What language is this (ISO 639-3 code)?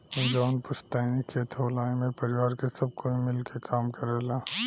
bho